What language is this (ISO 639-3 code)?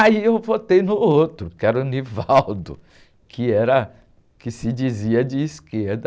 por